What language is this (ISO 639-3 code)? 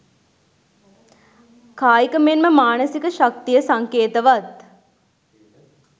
sin